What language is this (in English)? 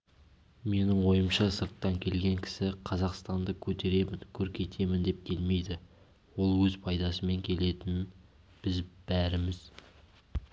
Kazakh